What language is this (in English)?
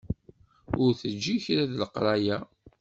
Kabyle